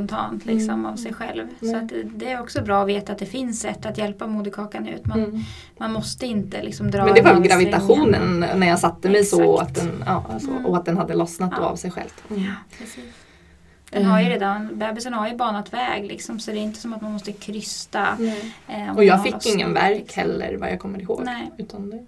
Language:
Swedish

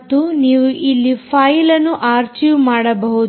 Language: Kannada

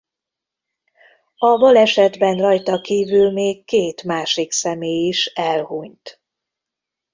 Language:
Hungarian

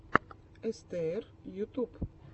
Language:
Russian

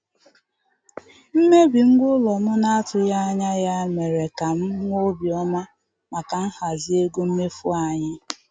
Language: Igbo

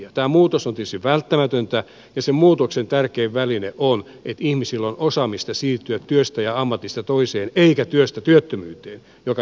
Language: Finnish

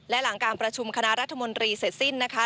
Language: Thai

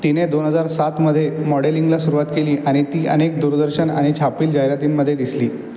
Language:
Marathi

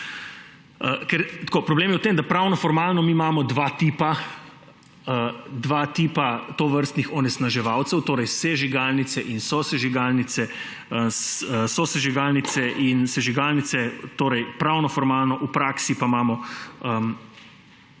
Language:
Slovenian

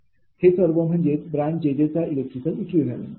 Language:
Marathi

